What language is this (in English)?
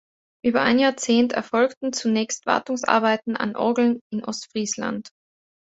German